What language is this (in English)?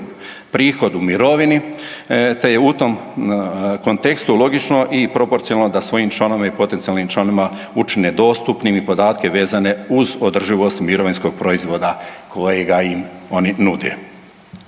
Croatian